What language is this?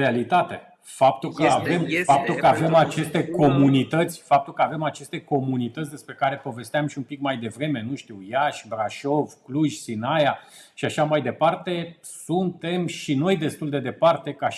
Romanian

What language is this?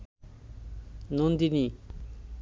Bangla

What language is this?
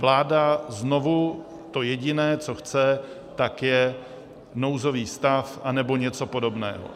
Czech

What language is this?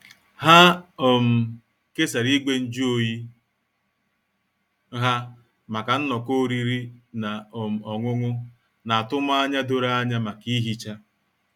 Igbo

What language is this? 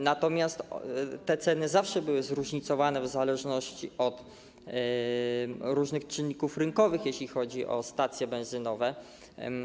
Polish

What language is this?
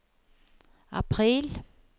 Norwegian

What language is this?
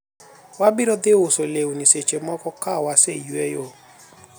Luo (Kenya and Tanzania)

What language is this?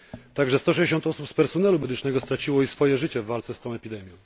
Polish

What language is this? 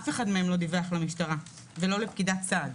Hebrew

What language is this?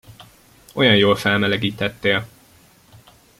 Hungarian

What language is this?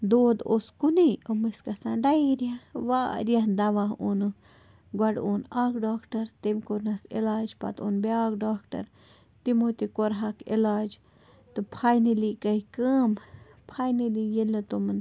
Kashmiri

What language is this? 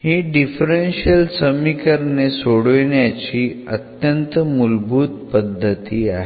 Marathi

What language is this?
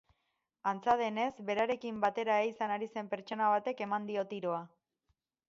Basque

